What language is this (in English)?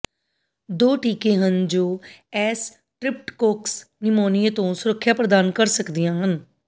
Punjabi